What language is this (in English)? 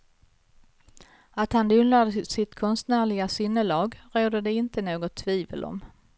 Swedish